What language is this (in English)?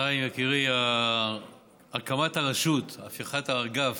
Hebrew